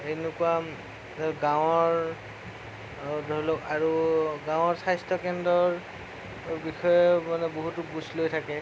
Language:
Assamese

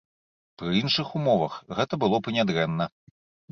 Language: Belarusian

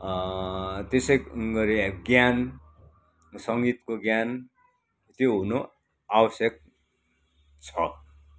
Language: Nepali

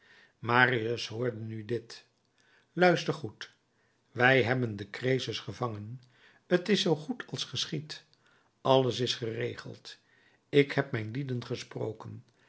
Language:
Dutch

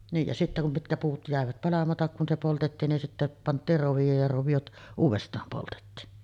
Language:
Finnish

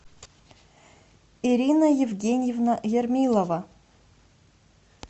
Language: Russian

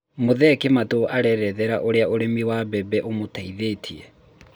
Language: Kikuyu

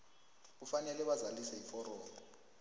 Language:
South Ndebele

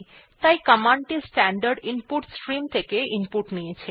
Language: Bangla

